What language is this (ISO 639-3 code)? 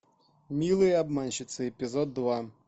rus